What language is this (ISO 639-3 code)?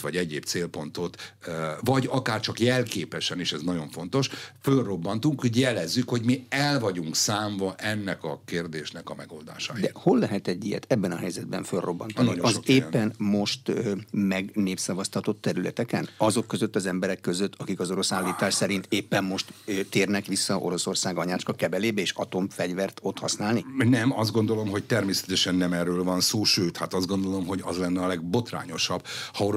hun